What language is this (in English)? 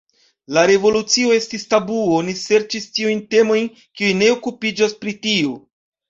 Esperanto